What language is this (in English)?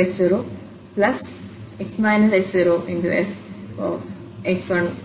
Malayalam